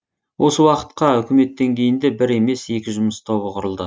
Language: Kazakh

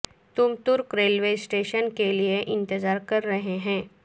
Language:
Urdu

